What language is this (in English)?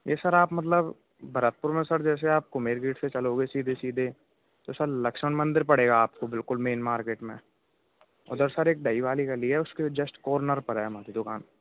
Hindi